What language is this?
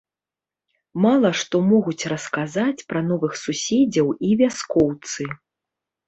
Belarusian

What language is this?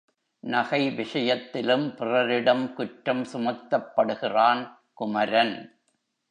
Tamil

